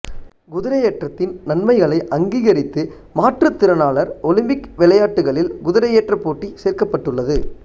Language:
Tamil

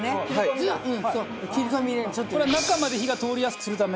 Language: Japanese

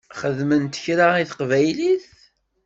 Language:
Kabyle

